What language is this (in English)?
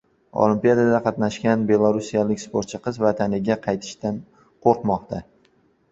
Uzbek